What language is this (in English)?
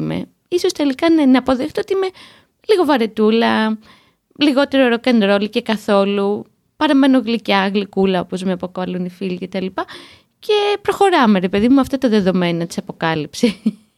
Greek